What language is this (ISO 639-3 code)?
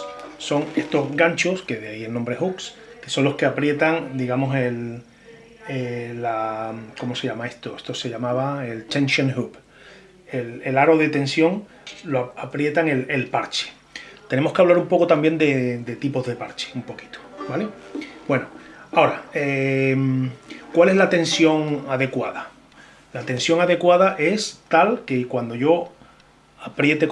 spa